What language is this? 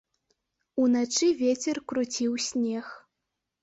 Belarusian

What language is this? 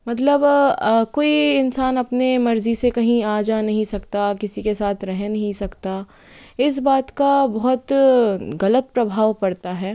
Hindi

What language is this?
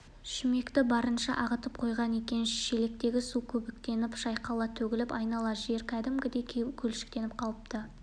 Kazakh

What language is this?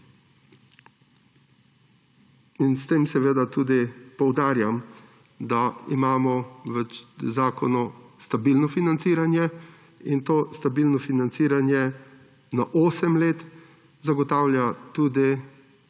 Slovenian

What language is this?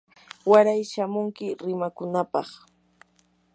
Yanahuanca Pasco Quechua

